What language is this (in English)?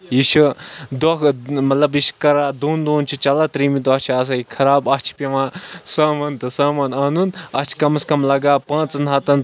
Kashmiri